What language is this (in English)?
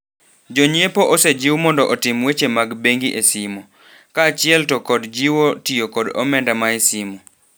Luo (Kenya and Tanzania)